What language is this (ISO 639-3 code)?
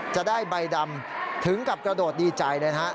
tha